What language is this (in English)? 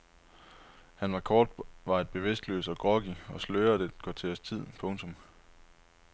Danish